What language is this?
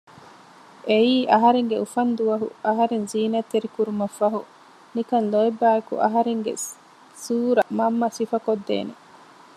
Divehi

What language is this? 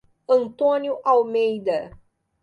Portuguese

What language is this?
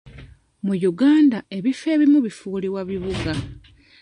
Ganda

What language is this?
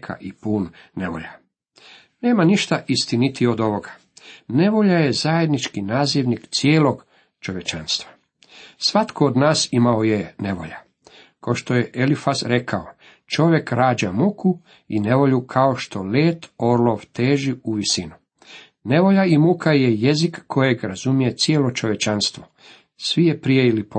Croatian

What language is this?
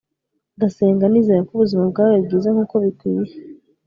Kinyarwanda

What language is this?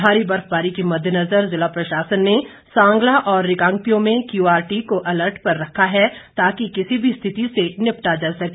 Hindi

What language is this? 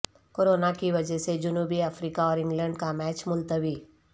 Urdu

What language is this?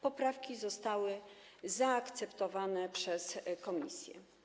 Polish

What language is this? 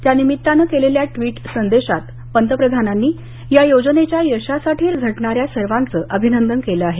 Marathi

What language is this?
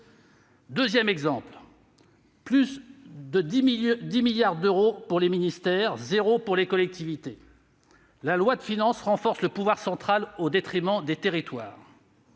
French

